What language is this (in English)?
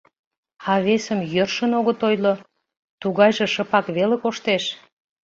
Mari